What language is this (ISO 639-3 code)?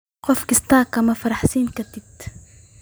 som